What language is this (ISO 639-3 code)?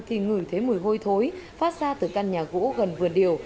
vie